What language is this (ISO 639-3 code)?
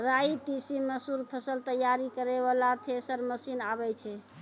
mai